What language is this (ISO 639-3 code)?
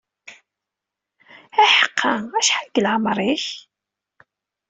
kab